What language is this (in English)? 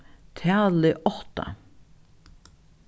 Faroese